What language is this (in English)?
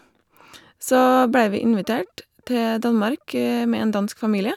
Norwegian